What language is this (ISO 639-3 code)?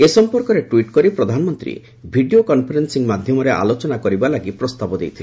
ori